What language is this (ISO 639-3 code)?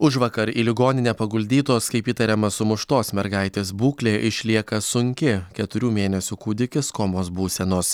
lit